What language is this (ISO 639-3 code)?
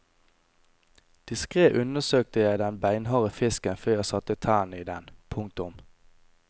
nor